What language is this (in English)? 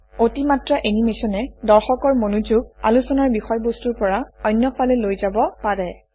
Assamese